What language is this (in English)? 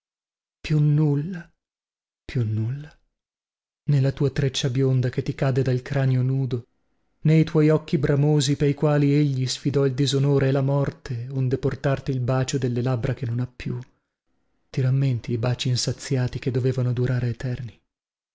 Italian